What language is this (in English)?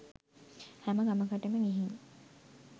Sinhala